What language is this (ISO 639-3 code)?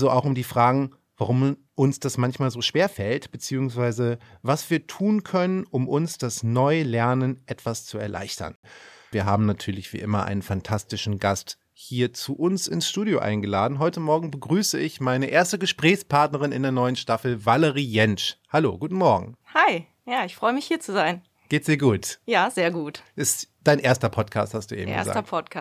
deu